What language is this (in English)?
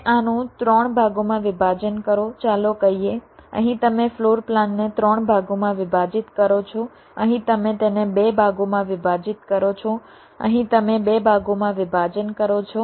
Gujarati